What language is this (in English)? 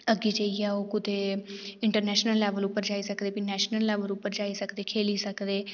Dogri